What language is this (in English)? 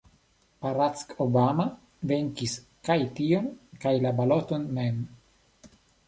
Esperanto